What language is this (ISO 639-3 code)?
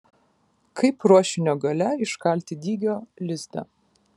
lit